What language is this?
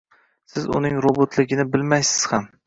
Uzbek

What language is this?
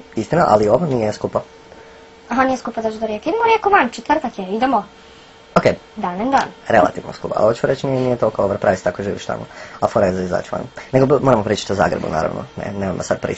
Croatian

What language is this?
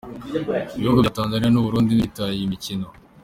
Kinyarwanda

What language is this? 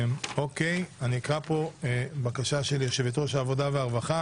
Hebrew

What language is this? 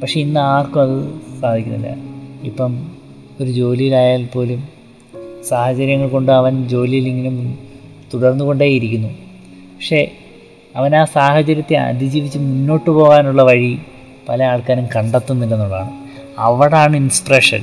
Malayalam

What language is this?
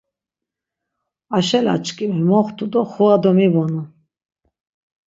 Laz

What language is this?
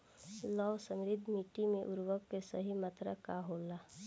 Bhojpuri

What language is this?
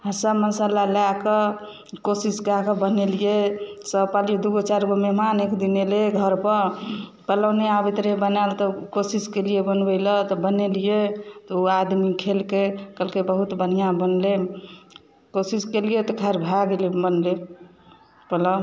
Maithili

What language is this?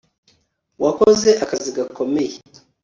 Kinyarwanda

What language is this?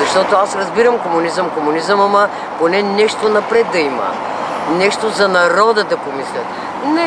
Bulgarian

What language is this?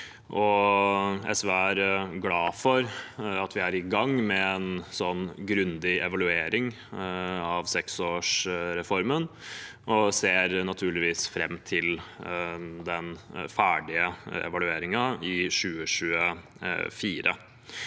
Norwegian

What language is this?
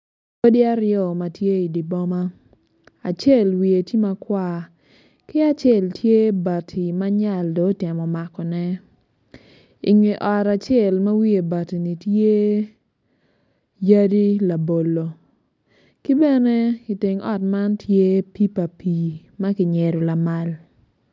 Acoli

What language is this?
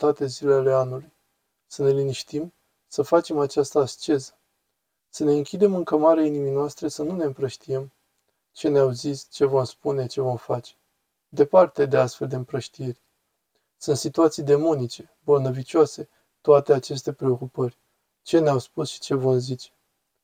Romanian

